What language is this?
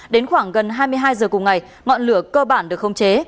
Vietnamese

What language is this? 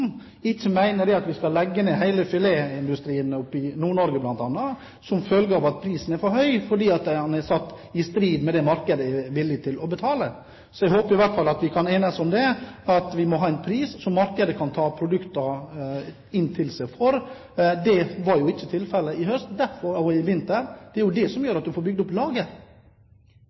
Norwegian Bokmål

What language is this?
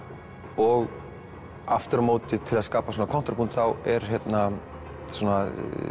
Icelandic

